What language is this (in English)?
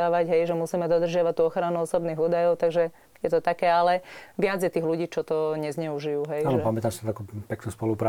Slovak